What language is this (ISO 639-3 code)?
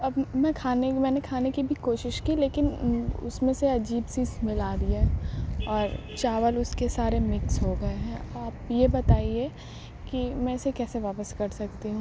urd